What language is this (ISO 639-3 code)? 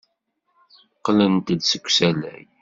kab